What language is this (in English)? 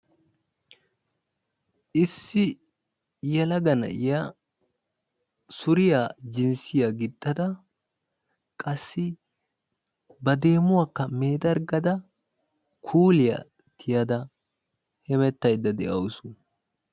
Wolaytta